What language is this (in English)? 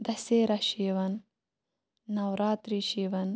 Kashmiri